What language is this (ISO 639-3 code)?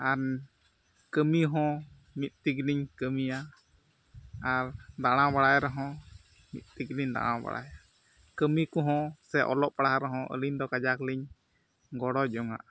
sat